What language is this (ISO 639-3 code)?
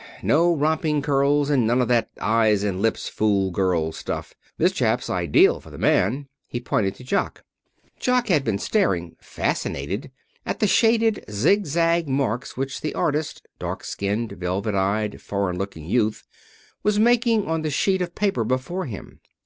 eng